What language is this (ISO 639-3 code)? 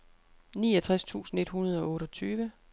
dan